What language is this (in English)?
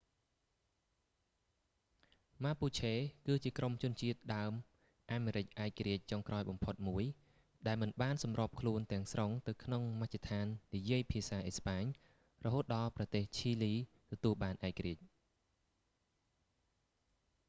Khmer